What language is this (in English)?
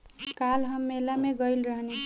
Bhojpuri